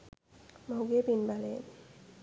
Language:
Sinhala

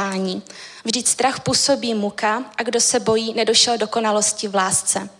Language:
Czech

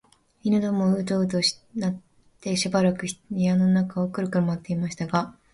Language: Japanese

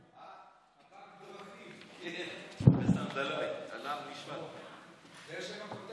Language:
Hebrew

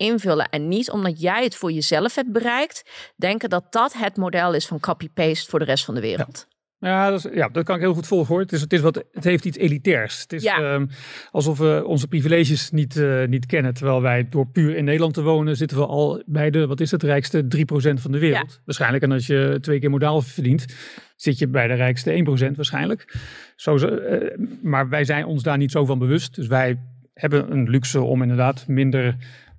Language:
Dutch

